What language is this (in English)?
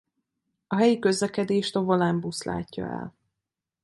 Hungarian